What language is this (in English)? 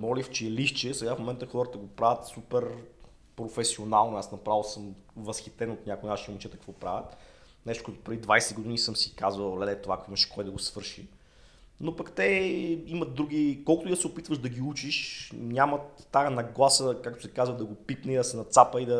Bulgarian